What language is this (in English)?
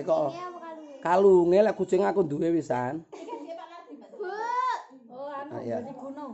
Indonesian